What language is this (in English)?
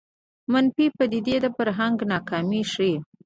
Pashto